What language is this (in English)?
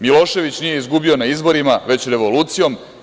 Serbian